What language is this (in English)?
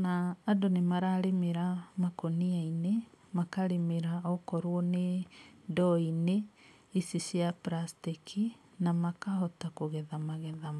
Kikuyu